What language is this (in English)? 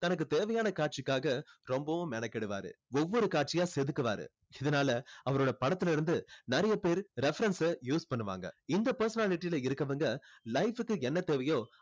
Tamil